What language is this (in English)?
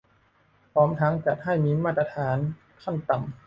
Thai